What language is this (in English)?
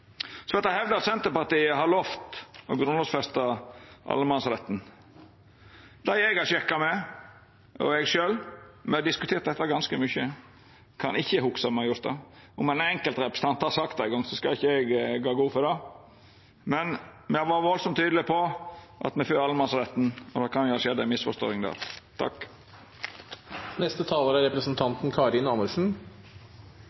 Norwegian